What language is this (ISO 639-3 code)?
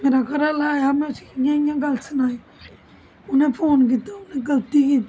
doi